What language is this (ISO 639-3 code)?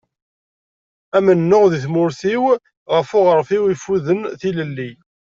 kab